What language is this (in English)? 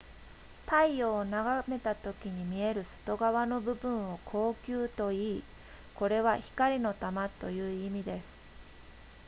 Japanese